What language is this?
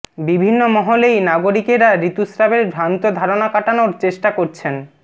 Bangla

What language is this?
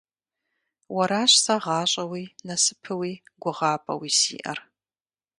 Kabardian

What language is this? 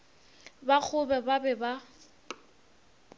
Northern Sotho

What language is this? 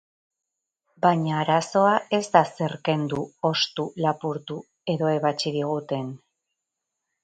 Basque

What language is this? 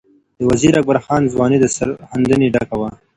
Pashto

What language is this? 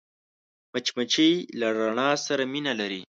Pashto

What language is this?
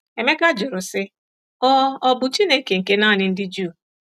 Igbo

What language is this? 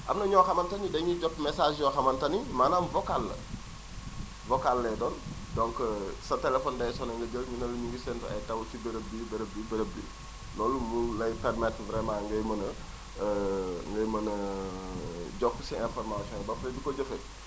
Wolof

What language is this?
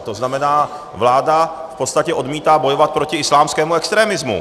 Czech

